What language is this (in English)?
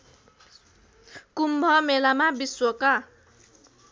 Nepali